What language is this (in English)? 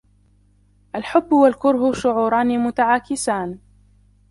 Arabic